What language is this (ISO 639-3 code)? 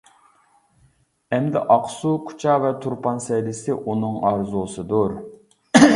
uig